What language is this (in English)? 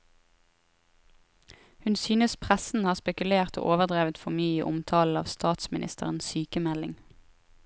Norwegian